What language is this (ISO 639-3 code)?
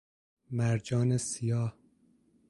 fas